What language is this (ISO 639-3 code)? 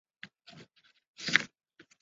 zho